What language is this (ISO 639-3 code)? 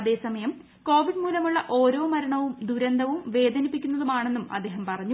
mal